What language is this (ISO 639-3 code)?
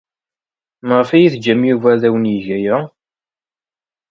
kab